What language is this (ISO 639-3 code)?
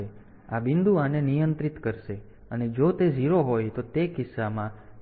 guj